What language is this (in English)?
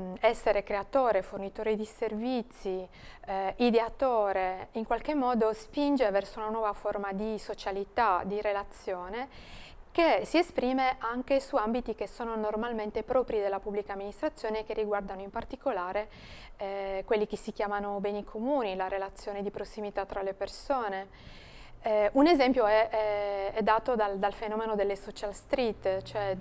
Italian